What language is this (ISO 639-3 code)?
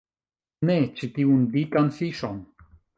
epo